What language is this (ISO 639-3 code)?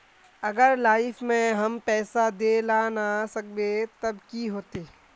mag